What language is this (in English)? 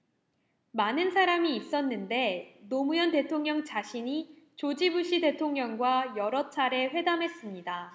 Korean